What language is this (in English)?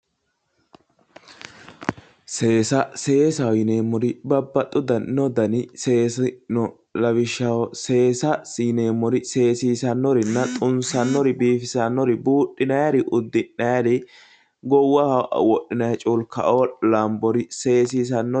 Sidamo